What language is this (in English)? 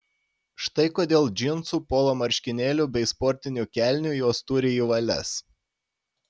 Lithuanian